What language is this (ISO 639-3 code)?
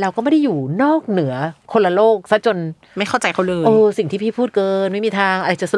tha